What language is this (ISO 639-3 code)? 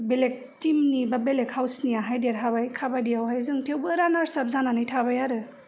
brx